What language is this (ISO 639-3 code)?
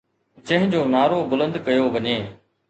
snd